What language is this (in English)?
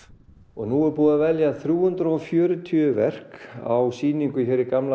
Icelandic